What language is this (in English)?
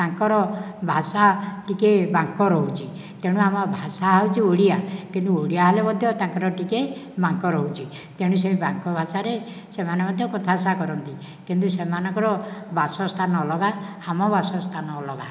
Odia